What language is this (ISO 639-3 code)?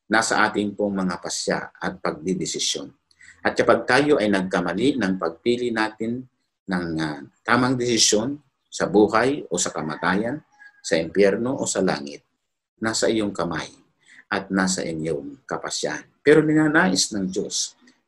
fil